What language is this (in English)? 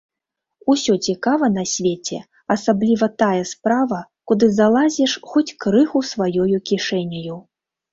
Belarusian